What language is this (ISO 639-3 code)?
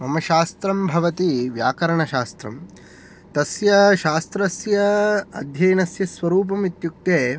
san